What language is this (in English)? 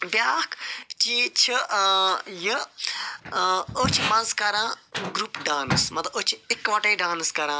Kashmiri